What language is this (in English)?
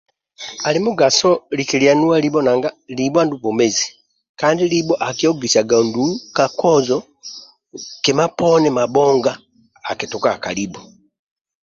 Amba (Uganda)